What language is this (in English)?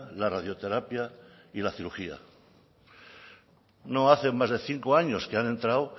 Spanish